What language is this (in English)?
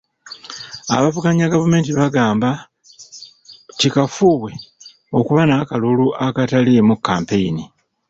Ganda